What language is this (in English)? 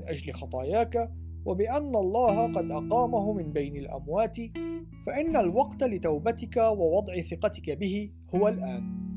Arabic